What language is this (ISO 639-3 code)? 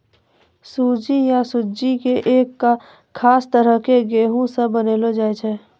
mai